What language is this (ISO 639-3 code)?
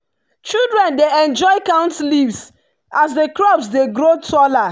pcm